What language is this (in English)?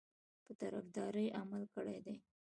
Pashto